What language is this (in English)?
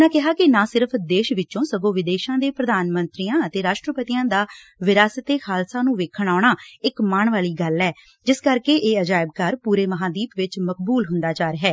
Punjabi